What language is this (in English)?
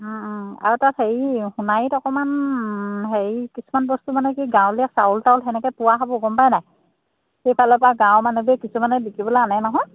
Assamese